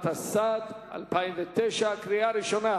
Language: Hebrew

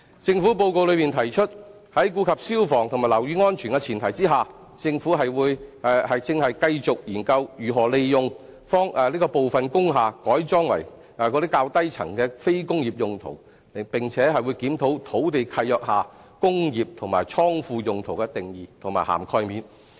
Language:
Cantonese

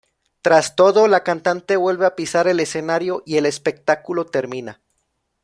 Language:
Spanish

